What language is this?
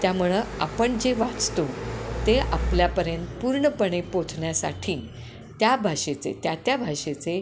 Marathi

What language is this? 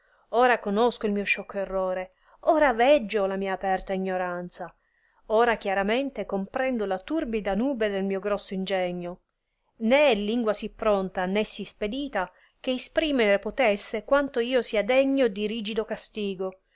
Italian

